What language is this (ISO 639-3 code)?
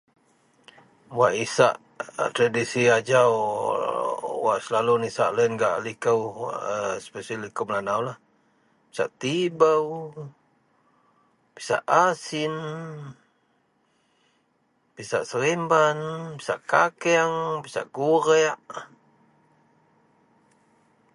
mel